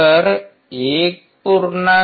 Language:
Marathi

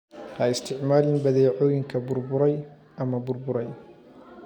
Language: Somali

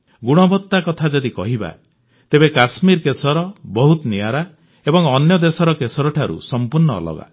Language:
Odia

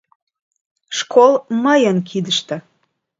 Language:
Mari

